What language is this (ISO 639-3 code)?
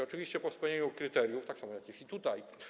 pol